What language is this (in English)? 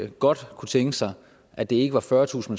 Danish